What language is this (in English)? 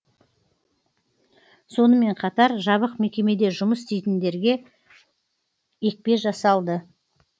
Kazakh